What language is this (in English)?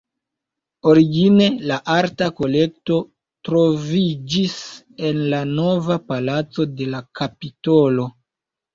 Esperanto